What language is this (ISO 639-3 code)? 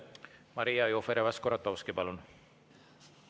est